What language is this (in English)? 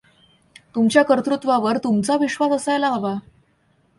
Marathi